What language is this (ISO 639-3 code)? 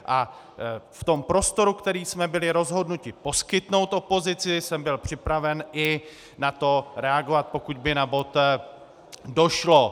ces